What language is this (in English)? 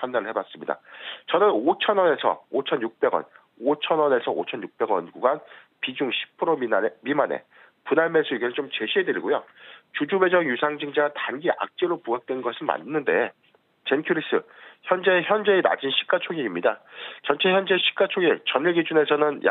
Korean